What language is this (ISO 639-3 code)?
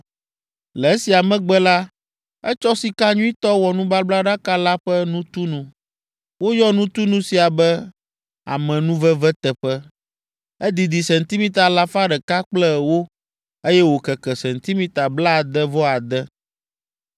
ewe